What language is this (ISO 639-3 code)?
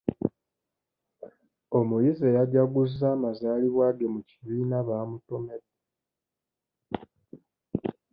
lug